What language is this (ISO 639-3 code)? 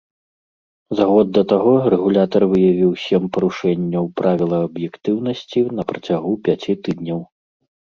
bel